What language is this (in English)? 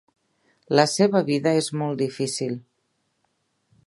Catalan